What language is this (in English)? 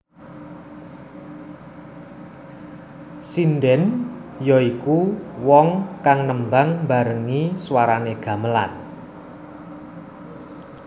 Javanese